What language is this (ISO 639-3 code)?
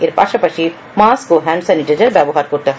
ben